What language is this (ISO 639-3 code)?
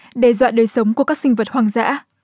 vie